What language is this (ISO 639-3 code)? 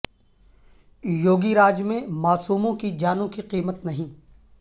urd